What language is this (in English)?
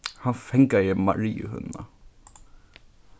Faroese